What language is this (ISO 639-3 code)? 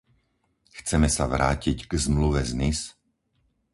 slk